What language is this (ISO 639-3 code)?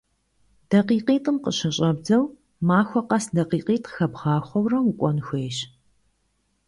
kbd